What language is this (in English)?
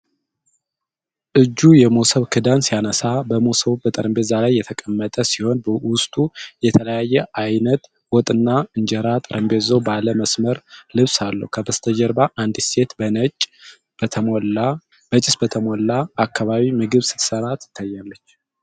Amharic